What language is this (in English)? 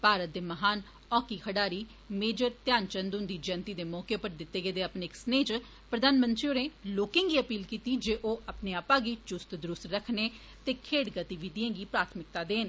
Dogri